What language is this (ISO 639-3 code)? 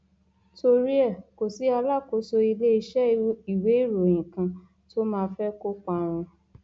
yor